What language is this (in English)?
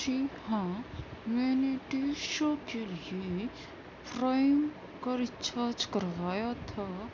Urdu